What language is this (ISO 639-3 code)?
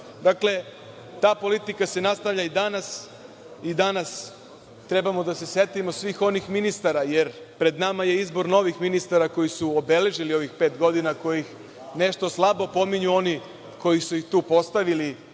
srp